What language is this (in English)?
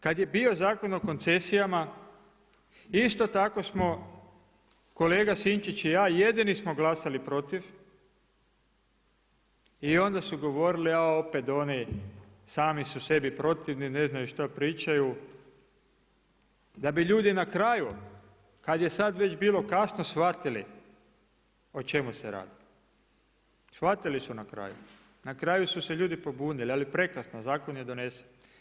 Croatian